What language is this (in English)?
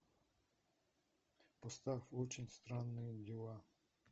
Russian